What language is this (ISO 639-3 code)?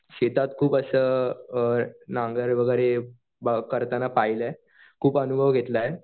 mar